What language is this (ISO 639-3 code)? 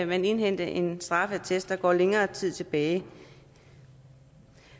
dan